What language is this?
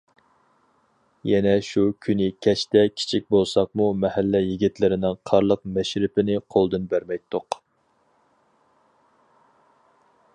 Uyghur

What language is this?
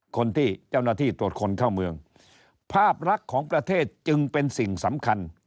Thai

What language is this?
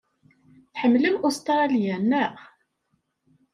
Kabyle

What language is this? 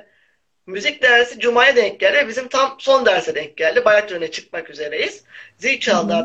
Turkish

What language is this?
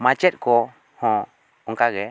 Santali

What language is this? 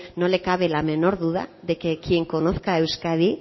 Spanish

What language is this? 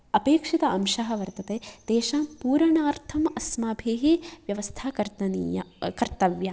Sanskrit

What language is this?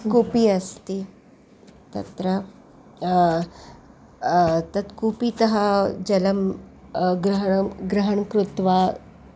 Sanskrit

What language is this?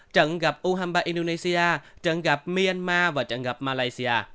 Vietnamese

